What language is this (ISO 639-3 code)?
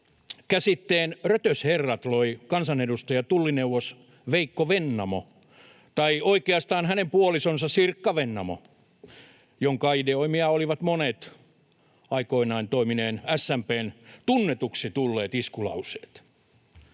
fin